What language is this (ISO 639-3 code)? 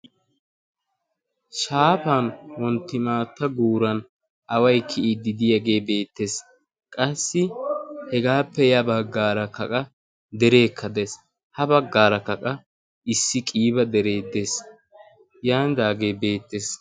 wal